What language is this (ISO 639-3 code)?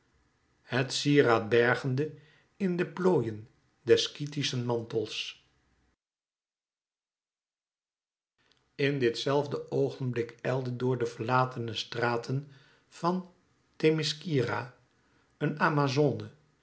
nld